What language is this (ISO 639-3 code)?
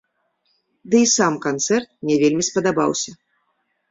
bel